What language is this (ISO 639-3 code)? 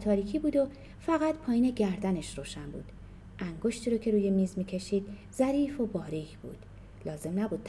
fas